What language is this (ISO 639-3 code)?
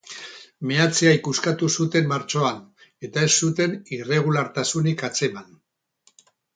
eus